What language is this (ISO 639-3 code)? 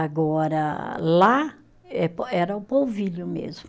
por